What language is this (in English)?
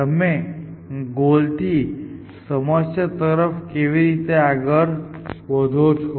Gujarati